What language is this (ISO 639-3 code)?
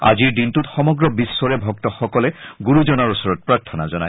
asm